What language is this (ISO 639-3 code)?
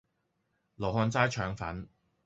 yue